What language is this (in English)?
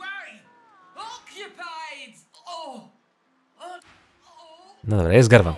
Polish